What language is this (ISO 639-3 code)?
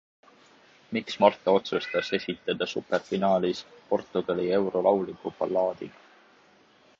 est